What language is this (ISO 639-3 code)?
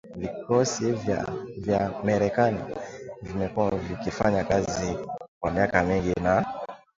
swa